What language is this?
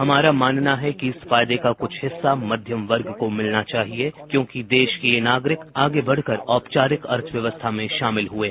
Hindi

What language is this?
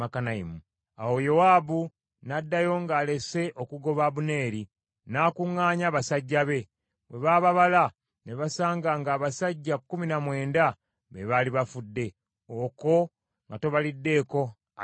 Ganda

